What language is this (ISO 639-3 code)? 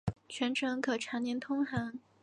zho